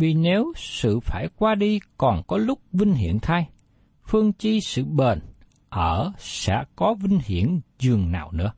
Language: Vietnamese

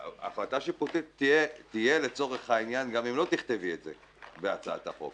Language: Hebrew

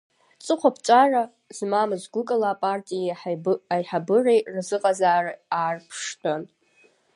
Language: Abkhazian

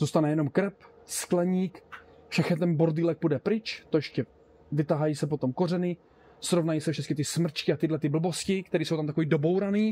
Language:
Czech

